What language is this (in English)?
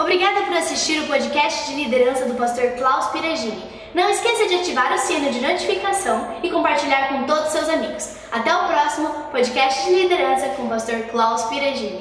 Portuguese